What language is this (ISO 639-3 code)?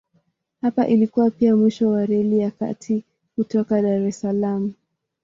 swa